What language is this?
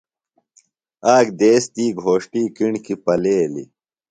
Phalura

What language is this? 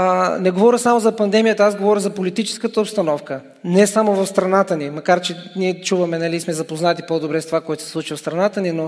Bulgarian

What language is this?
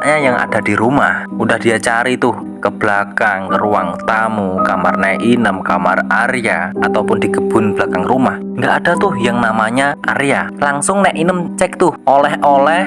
Indonesian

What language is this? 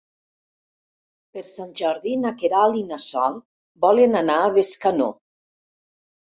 Catalan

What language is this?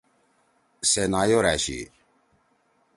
Torwali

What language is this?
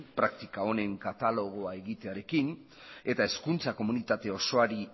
Basque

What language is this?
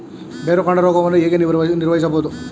Kannada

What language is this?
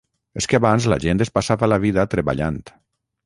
Catalan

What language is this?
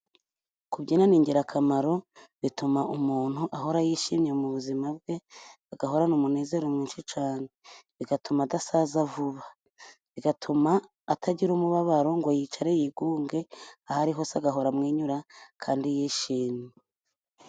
Kinyarwanda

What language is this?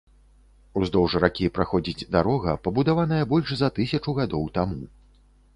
Belarusian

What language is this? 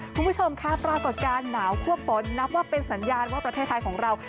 Thai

